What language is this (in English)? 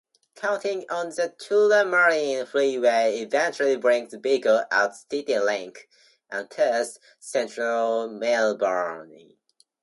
English